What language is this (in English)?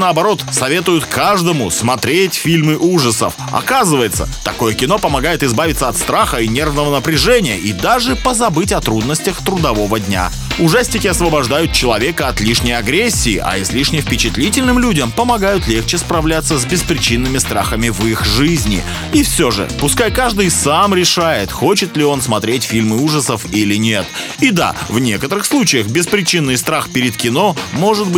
Russian